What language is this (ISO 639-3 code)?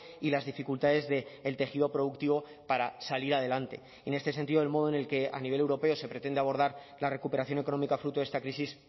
spa